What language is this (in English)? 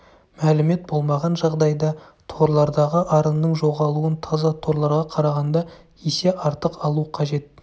Kazakh